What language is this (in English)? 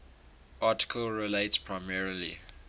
English